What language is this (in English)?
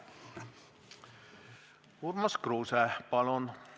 Estonian